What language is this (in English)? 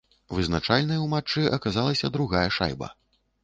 Belarusian